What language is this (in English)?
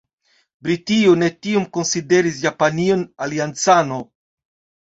Esperanto